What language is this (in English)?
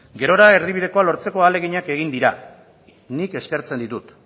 Basque